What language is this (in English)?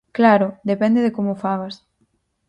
Galician